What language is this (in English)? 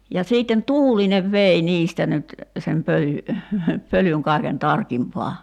Finnish